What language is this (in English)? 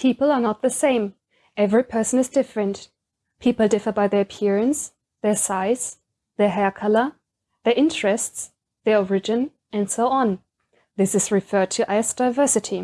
English